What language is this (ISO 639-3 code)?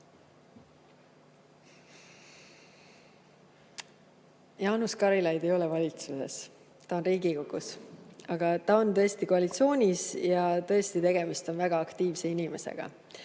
est